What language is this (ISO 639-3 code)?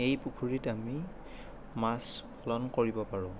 asm